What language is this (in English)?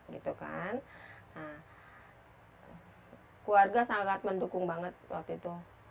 Indonesian